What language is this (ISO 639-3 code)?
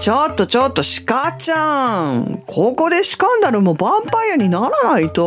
jpn